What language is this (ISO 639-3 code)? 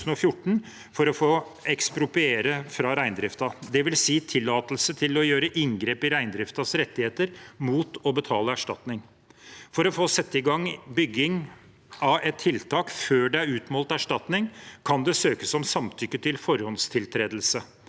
nor